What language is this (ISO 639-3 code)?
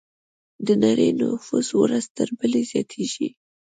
pus